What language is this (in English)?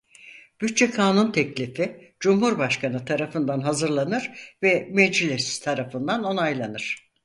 Turkish